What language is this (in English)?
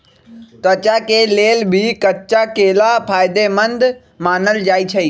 Magahi